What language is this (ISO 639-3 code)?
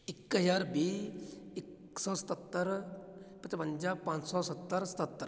pan